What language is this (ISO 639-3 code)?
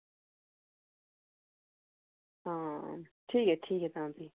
doi